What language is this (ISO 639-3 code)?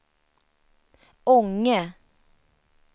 swe